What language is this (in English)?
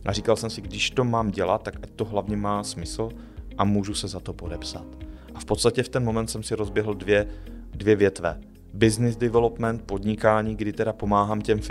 Czech